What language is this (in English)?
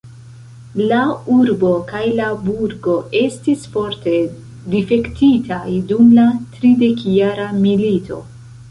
Esperanto